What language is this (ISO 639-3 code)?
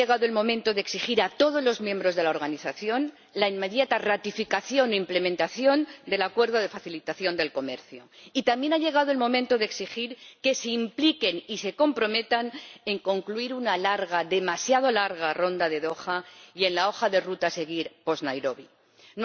spa